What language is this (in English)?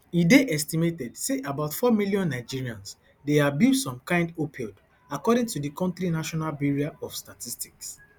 Nigerian Pidgin